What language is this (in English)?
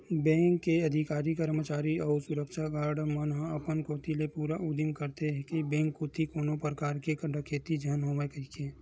Chhattisgarhi